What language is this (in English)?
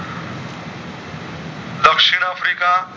Gujarati